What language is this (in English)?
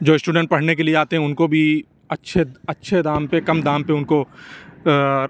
Urdu